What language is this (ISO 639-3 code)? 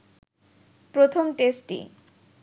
ben